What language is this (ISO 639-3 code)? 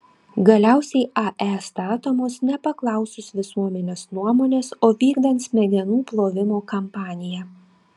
lit